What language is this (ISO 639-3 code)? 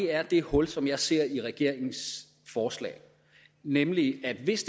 dan